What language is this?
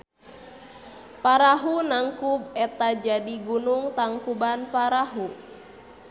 Sundanese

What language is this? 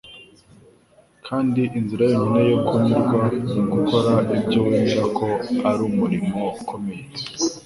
Kinyarwanda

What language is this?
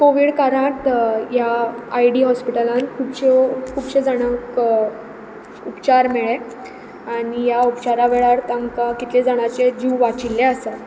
Konkani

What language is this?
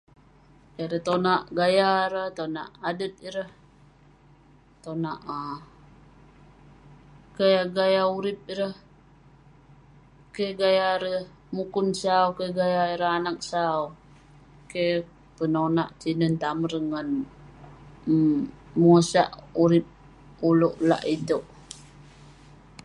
Western Penan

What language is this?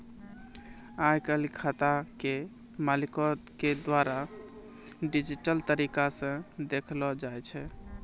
Maithili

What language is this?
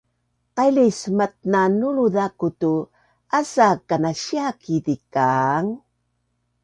Bunun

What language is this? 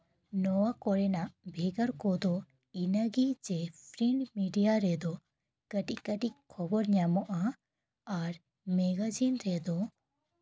Santali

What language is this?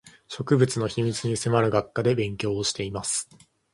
Japanese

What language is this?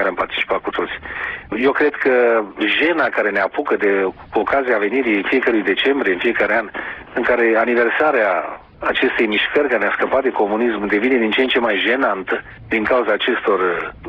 Romanian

